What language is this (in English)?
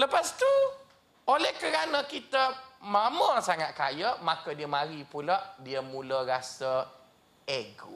Malay